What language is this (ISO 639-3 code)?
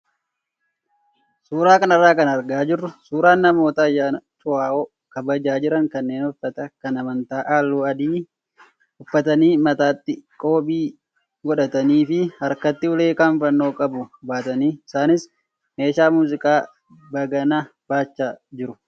orm